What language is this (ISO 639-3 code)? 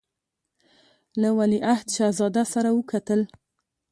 pus